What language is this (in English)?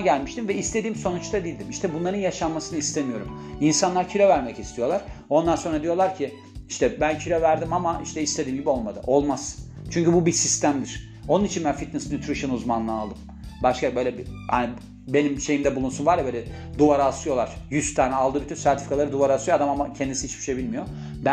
Turkish